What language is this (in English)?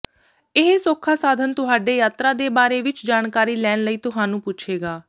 Punjabi